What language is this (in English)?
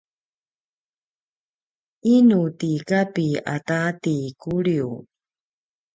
Paiwan